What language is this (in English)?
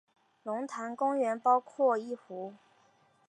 Chinese